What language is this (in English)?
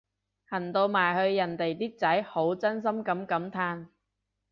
Cantonese